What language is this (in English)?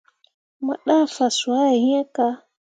Mundang